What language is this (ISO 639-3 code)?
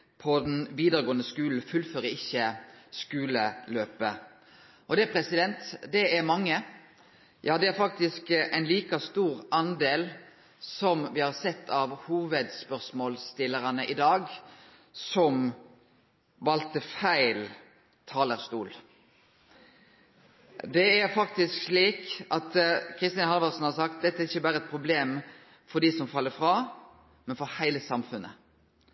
nno